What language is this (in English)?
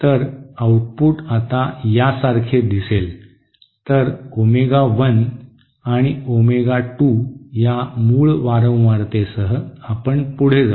Marathi